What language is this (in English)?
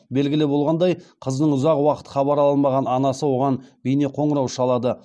Kazakh